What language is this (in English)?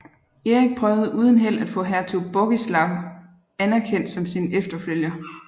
Danish